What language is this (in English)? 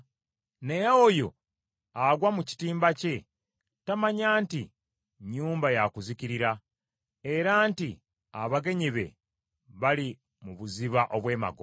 Ganda